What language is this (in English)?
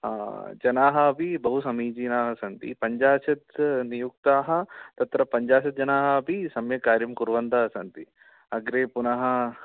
Sanskrit